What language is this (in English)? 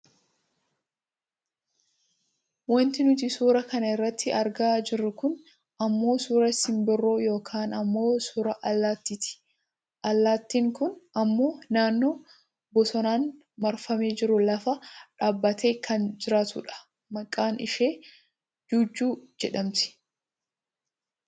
Oromo